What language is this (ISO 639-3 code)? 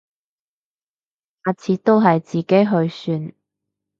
yue